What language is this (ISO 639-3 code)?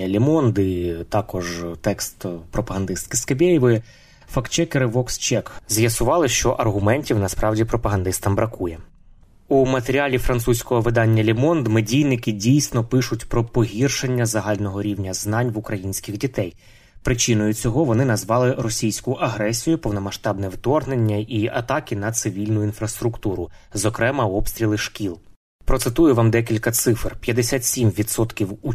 ukr